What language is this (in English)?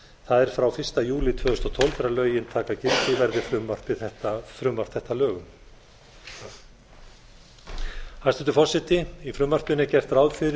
Icelandic